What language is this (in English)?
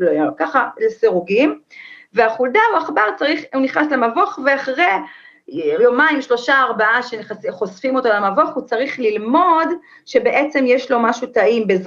Hebrew